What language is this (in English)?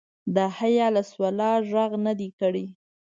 Pashto